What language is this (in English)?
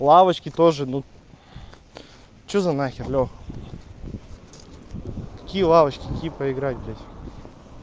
Russian